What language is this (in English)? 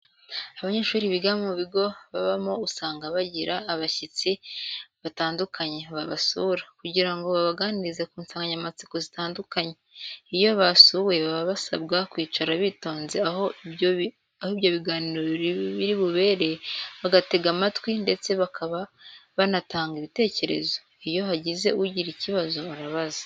Kinyarwanda